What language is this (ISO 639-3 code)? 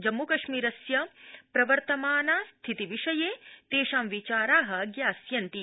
san